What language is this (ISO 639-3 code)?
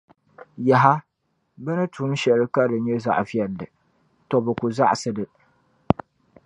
dag